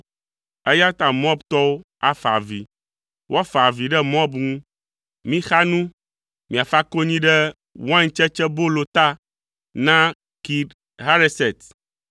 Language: Ewe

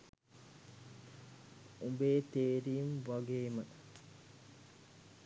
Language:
Sinhala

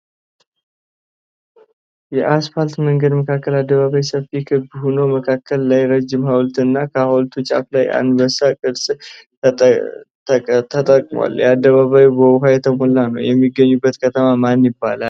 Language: Amharic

